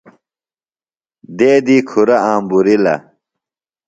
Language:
Phalura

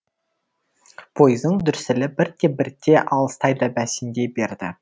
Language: Kazakh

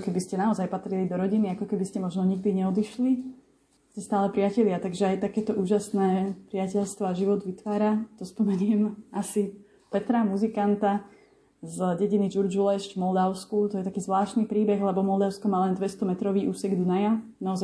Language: Slovak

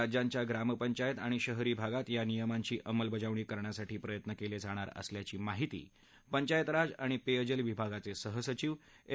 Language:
Marathi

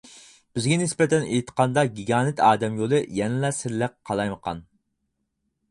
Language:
Uyghur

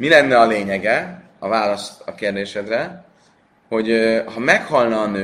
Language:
Hungarian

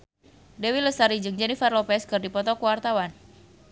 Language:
Sundanese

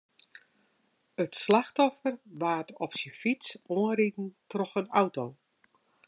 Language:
Western Frisian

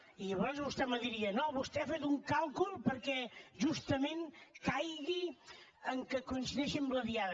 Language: Catalan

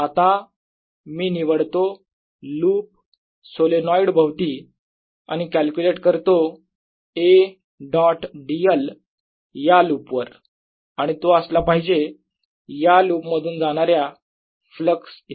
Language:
Marathi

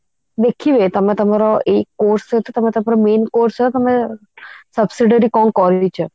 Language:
Odia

